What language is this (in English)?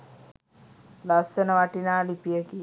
Sinhala